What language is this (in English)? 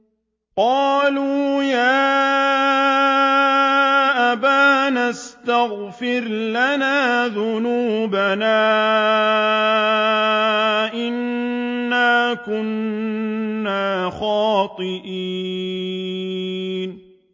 Arabic